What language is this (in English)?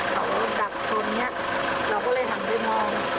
Thai